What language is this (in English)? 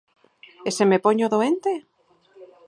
Galician